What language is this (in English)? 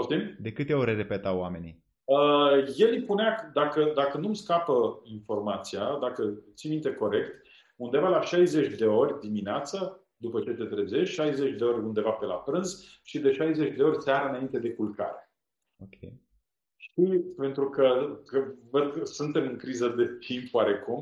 Romanian